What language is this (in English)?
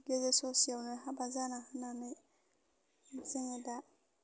Bodo